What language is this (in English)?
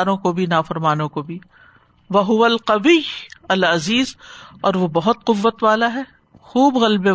Urdu